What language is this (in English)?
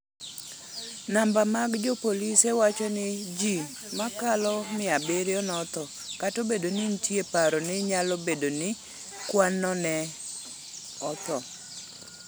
Luo (Kenya and Tanzania)